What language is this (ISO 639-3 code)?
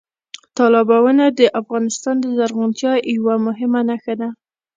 pus